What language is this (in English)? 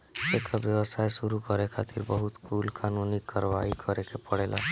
Bhojpuri